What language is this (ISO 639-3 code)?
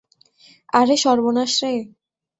ben